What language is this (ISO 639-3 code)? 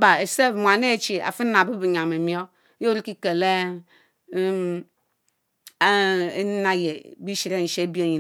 mfo